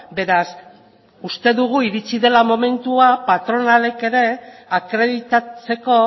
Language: Basque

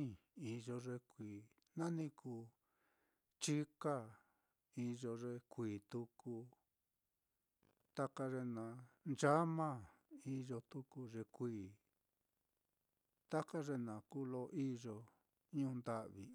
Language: Mitlatongo Mixtec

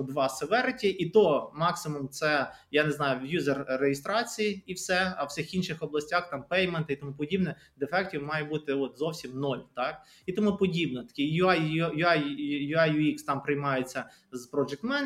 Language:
Ukrainian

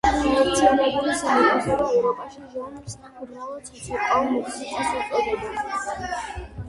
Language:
Georgian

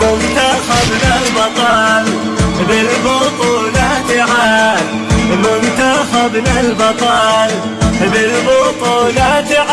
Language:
Arabic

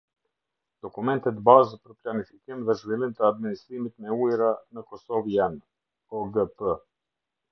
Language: Albanian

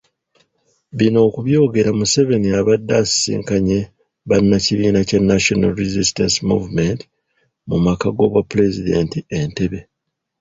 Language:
Ganda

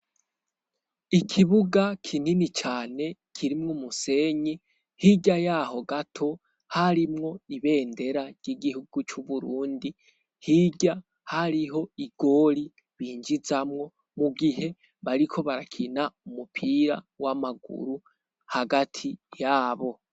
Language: Rundi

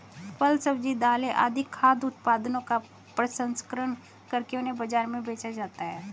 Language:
Hindi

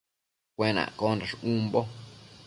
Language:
Matsés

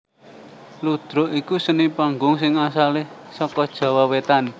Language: Javanese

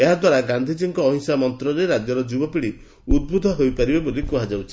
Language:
Odia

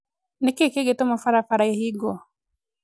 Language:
Kikuyu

